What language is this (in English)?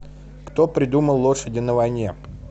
Russian